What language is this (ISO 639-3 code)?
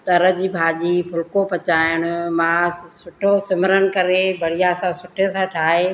snd